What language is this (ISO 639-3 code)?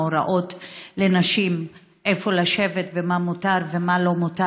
heb